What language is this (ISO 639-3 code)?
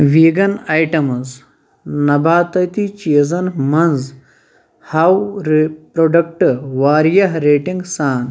kas